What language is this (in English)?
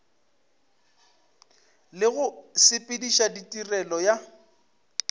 Northern Sotho